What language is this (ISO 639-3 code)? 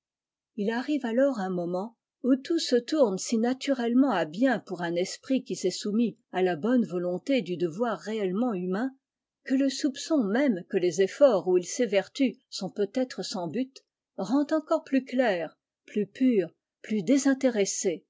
fra